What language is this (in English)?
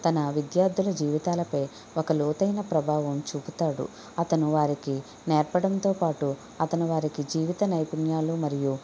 Telugu